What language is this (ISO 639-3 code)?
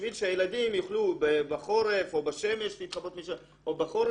heb